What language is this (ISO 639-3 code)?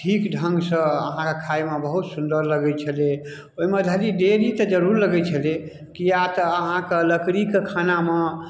mai